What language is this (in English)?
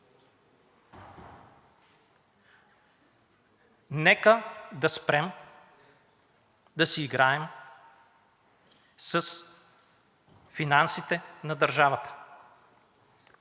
Bulgarian